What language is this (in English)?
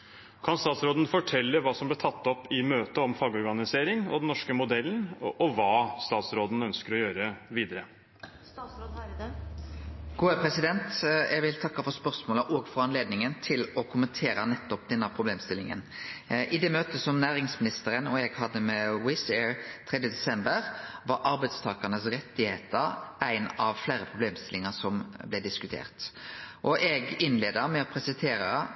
Norwegian